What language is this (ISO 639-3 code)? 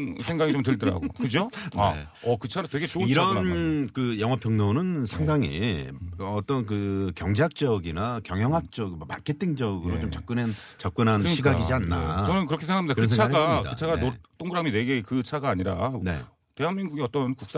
kor